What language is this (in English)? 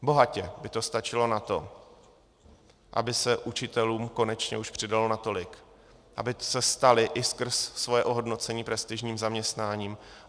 Czech